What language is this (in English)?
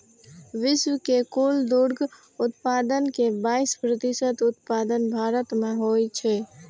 Maithili